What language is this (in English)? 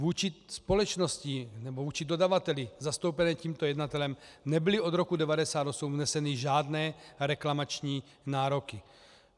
Czech